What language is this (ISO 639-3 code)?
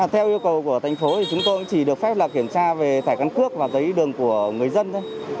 vie